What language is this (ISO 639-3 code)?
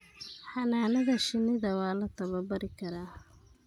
som